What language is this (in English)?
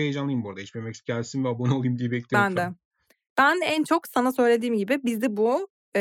Turkish